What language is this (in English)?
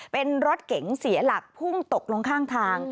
Thai